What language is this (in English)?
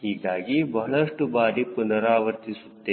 Kannada